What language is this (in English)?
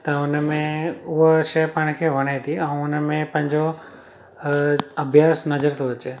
Sindhi